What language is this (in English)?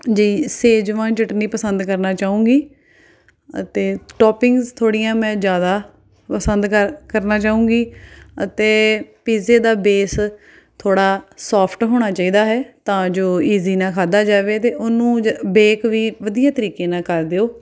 Punjabi